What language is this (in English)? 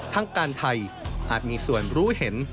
Thai